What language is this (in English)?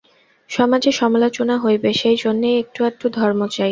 Bangla